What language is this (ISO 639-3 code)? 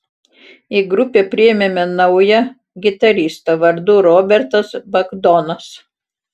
lit